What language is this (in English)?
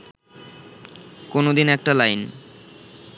Bangla